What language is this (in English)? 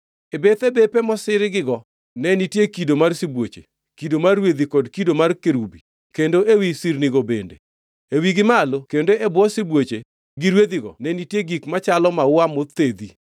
Luo (Kenya and Tanzania)